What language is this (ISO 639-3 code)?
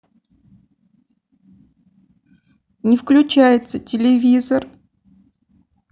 rus